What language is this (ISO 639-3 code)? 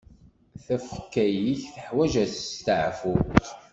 kab